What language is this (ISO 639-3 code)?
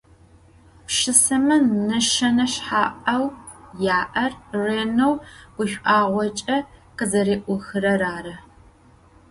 ady